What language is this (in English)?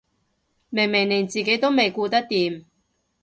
Cantonese